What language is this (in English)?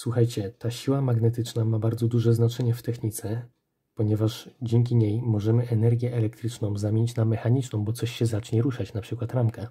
Polish